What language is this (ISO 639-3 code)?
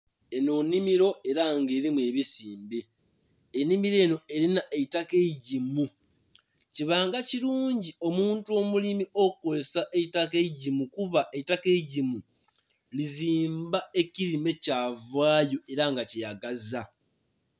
xog